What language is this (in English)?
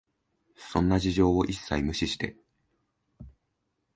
Japanese